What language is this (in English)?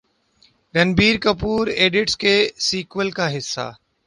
Urdu